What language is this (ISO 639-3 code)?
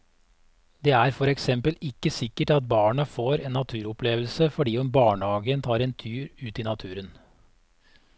nor